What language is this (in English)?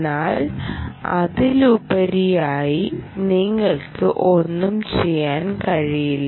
Malayalam